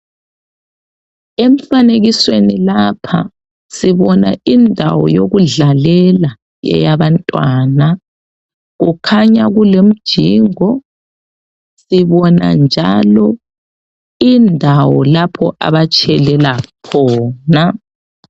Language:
North Ndebele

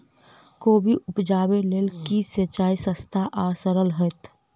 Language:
Maithili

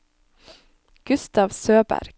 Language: Norwegian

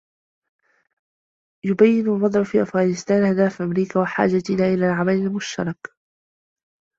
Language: Arabic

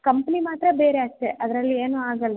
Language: Kannada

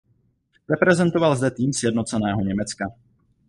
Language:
Czech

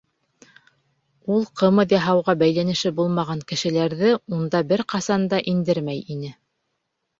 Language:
Bashkir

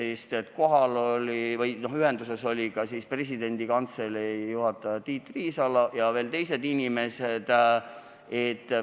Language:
Estonian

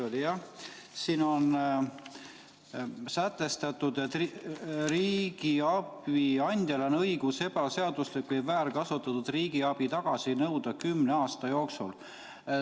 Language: Estonian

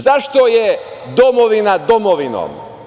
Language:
Serbian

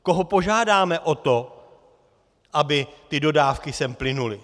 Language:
Czech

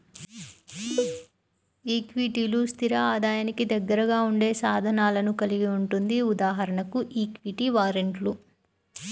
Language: Telugu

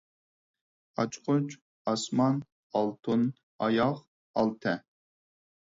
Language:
Uyghur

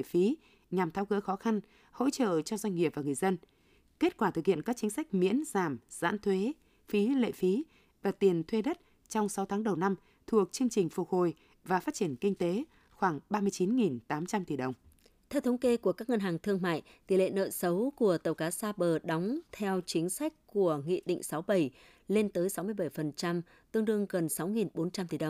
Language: Vietnamese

